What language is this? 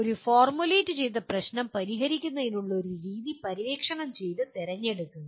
Malayalam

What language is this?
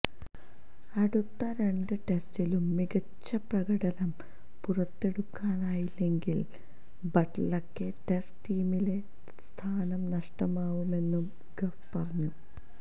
Malayalam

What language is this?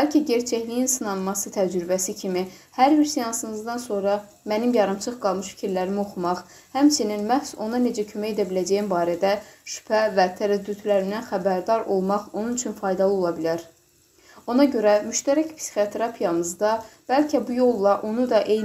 Turkish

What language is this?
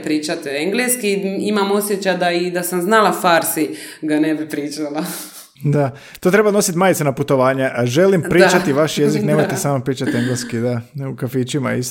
Croatian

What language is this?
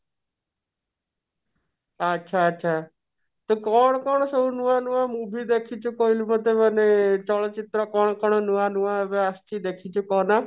Odia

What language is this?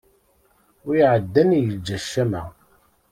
Kabyle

